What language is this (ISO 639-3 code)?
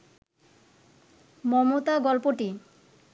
ben